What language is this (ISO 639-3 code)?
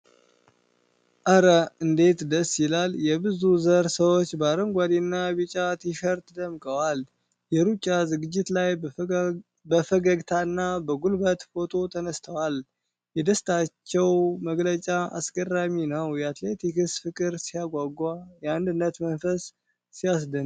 amh